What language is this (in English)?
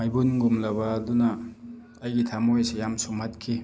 Manipuri